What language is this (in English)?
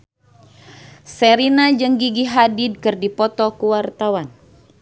Sundanese